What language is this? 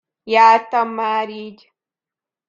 Hungarian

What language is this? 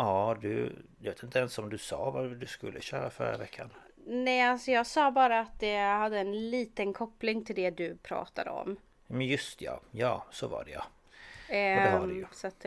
Swedish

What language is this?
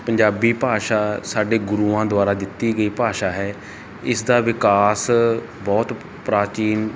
Punjabi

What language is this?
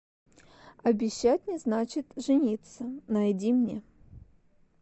Russian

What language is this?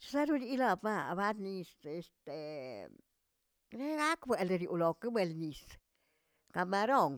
Tilquiapan Zapotec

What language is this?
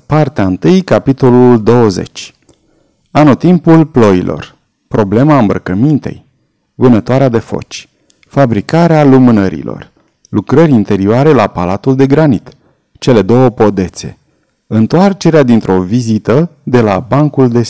Romanian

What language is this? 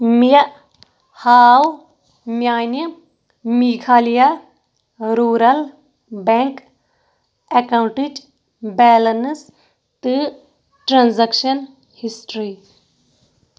Kashmiri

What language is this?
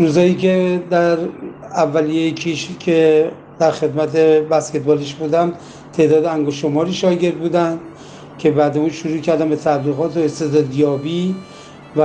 Persian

